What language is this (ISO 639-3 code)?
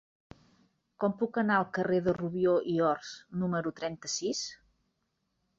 cat